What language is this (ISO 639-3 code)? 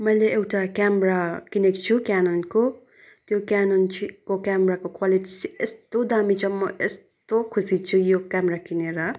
nep